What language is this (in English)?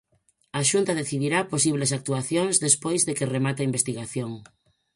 Galician